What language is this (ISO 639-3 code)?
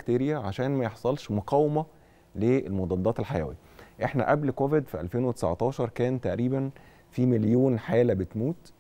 ara